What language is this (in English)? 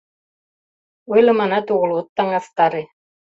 Mari